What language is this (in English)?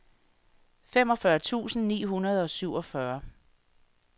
Danish